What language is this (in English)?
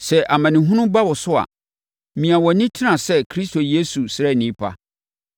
Akan